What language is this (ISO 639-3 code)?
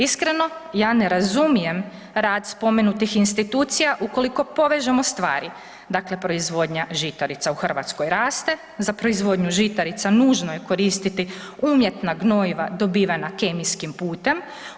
hrv